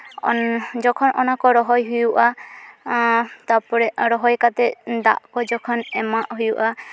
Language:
Santali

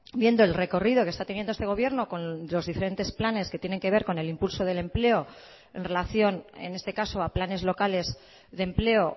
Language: Spanish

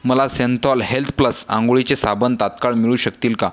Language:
Marathi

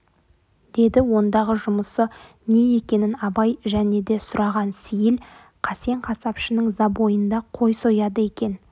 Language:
Kazakh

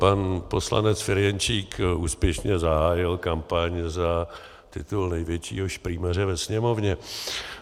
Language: Czech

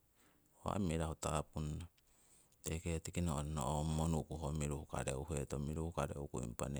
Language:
Siwai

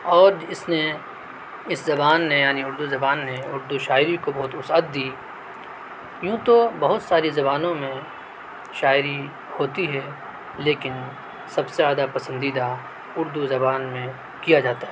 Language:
Urdu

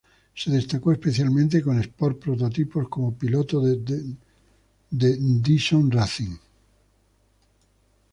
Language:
Spanish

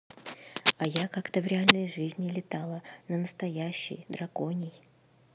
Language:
Russian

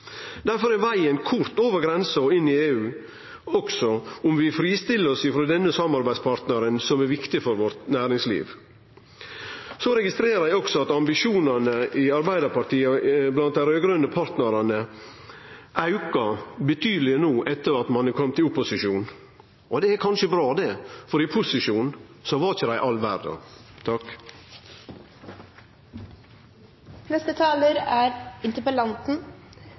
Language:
Norwegian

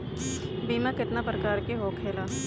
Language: Bhojpuri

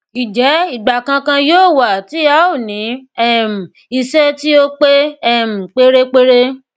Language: Yoruba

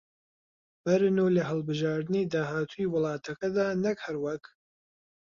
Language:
Central Kurdish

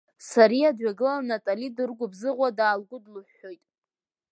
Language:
Abkhazian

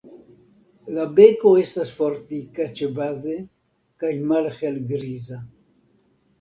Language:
Esperanto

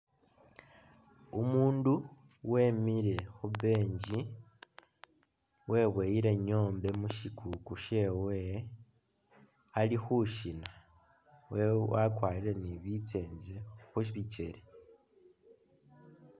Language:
Masaaba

